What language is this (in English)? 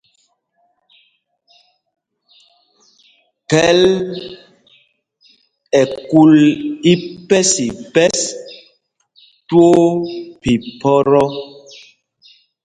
Mpumpong